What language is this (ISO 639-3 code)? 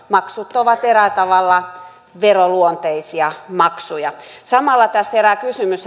fin